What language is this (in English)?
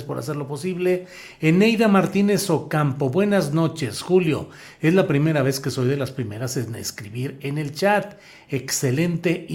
Spanish